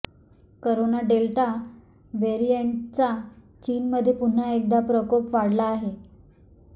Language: Marathi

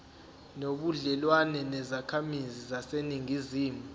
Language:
Zulu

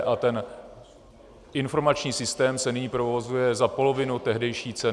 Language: Czech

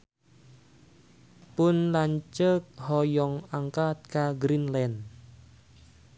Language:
Sundanese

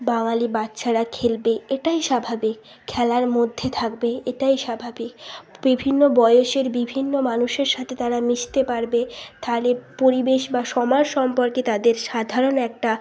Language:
Bangla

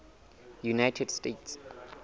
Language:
Southern Sotho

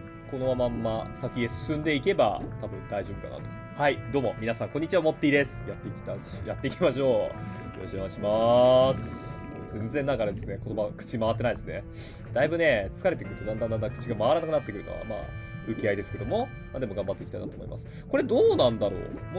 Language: Japanese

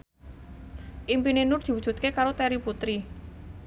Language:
Javanese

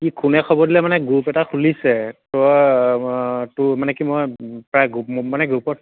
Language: Assamese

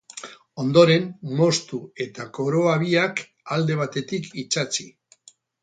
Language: Basque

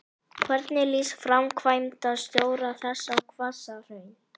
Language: Icelandic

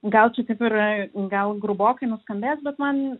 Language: Lithuanian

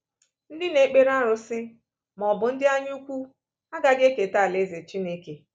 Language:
Igbo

